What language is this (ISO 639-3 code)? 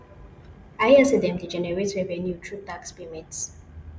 pcm